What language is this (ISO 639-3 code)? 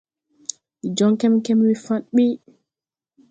tui